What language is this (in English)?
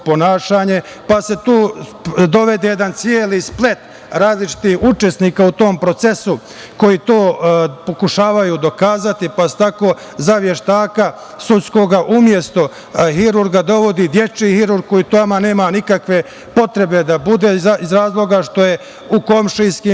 Serbian